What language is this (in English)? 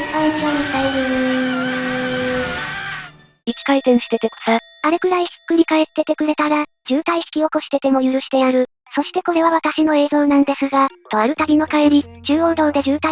Japanese